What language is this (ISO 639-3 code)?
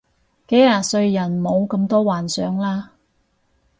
yue